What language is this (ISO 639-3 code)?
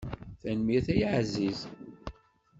kab